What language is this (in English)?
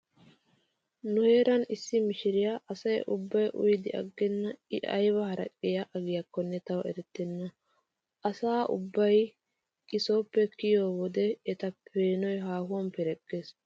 Wolaytta